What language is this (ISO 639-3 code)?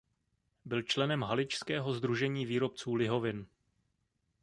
ces